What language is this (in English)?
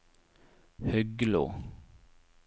Norwegian